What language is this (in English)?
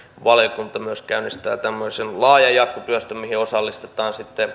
Finnish